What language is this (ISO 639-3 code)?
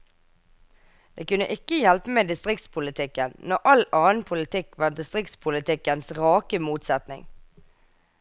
nor